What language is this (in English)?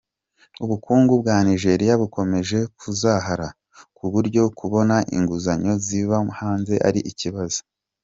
Kinyarwanda